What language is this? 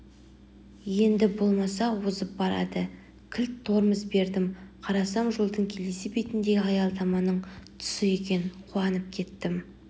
Kazakh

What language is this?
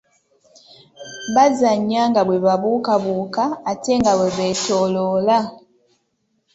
Ganda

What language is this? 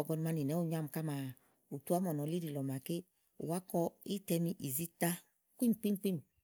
Igo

